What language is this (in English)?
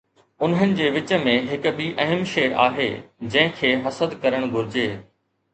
Sindhi